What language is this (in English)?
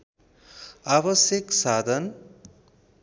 Nepali